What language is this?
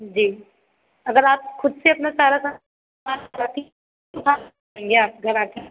Hindi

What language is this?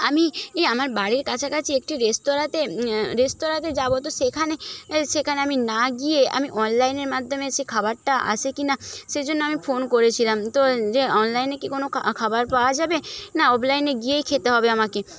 Bangla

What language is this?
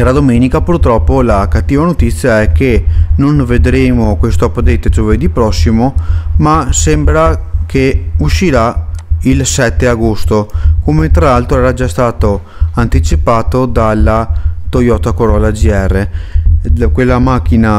Italian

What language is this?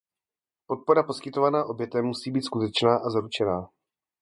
Czech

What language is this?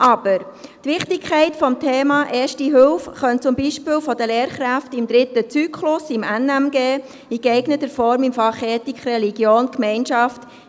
Swiss German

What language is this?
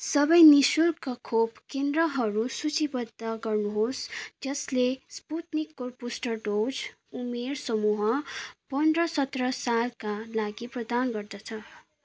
Nepali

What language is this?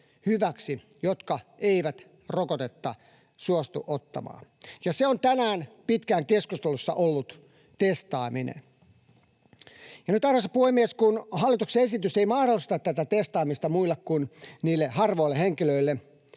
Finnish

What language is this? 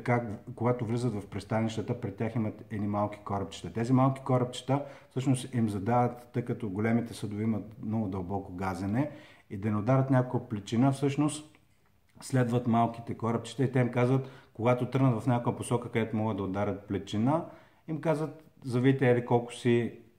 Bulgarian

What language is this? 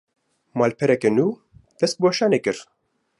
Kurdish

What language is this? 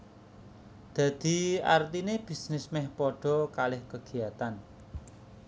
Javanese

